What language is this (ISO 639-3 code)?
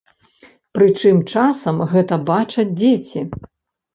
bel